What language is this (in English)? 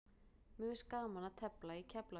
Icelandic